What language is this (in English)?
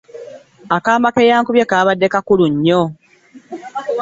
Ganda